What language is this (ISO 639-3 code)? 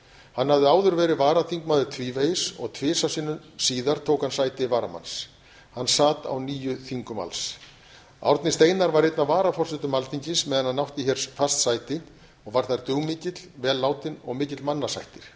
isl